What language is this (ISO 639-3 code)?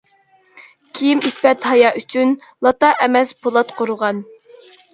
uig